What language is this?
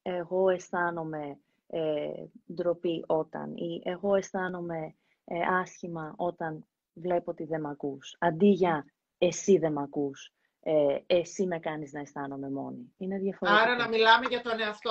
Greek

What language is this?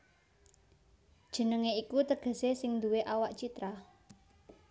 Javanese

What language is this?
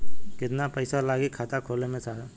Bhojpuri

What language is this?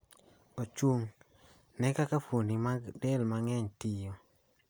Luo (Kenya and Tanzania)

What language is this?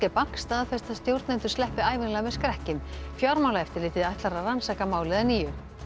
Icelandic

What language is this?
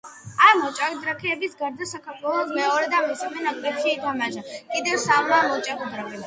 Georgian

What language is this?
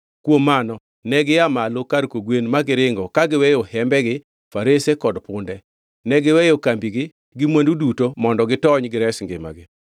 Luo (Kenya and Tanzania)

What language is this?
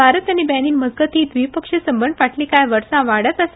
Konkani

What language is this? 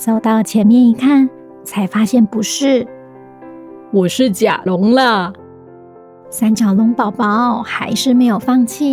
Chinese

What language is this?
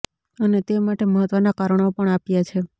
Gujarati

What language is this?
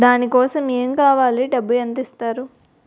Telugu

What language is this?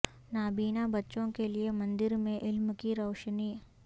Urdu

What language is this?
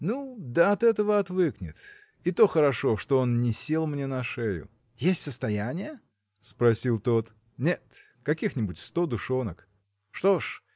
Russian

